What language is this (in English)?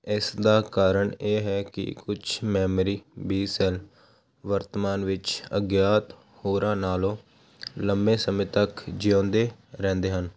Punjabi